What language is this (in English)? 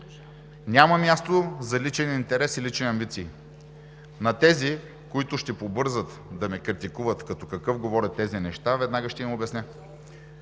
Bulgarian